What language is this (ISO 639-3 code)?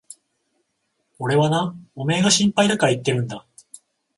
jpn